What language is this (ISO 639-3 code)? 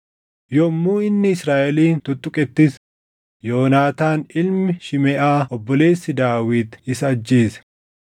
orm